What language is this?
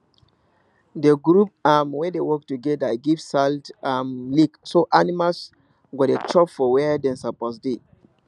Nigerian Pidgin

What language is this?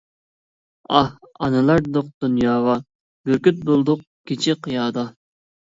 Uyghur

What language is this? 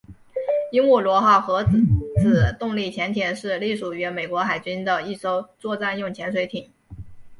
Chinese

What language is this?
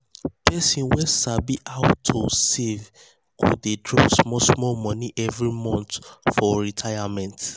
Nigerian Pidgin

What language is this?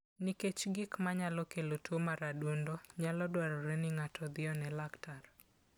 Luo (Kenya and Tanzania)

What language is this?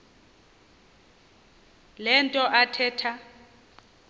Xhosa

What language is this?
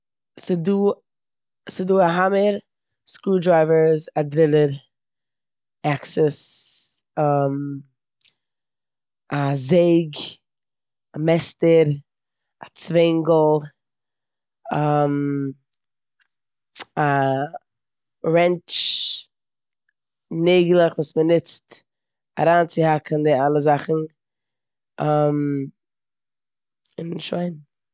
Yiddish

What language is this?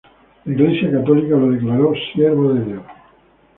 Spanish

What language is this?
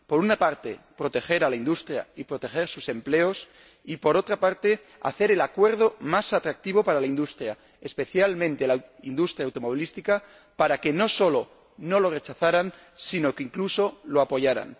Spanish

